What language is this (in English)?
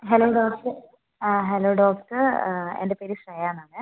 Malayalam